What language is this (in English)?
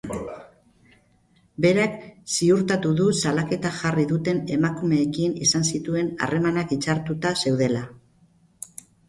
Basque